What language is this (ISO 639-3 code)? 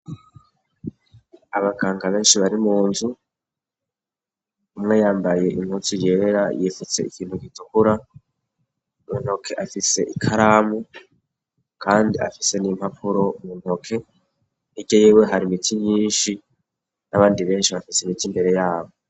run